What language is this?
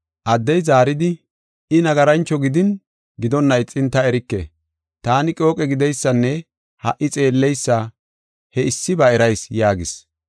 Gofa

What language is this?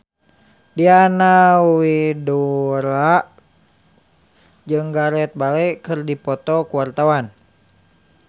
Sundanese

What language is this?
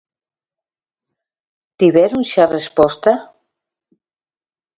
Galician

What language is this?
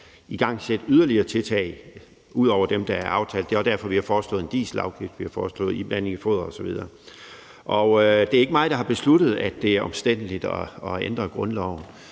Danish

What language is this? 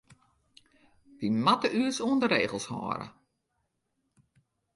Western Frisian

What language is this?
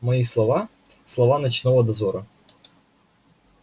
Russian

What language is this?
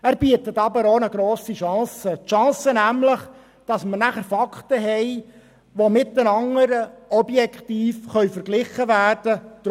Swiss German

